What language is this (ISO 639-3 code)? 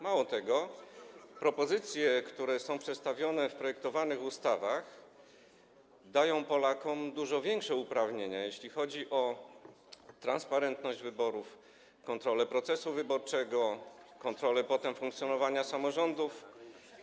pol